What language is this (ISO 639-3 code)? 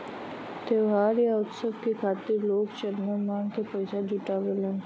bho